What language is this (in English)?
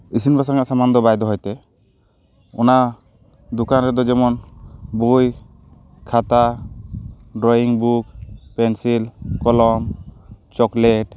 Santali